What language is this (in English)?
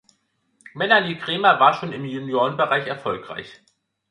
German